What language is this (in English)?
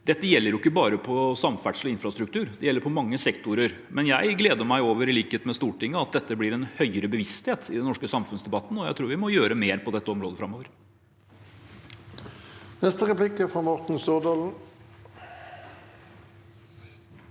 Norwegian